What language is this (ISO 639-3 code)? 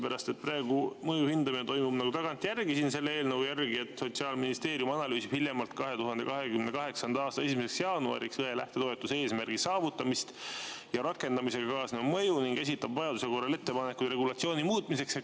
est